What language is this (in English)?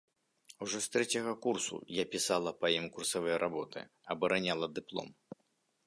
Belarusian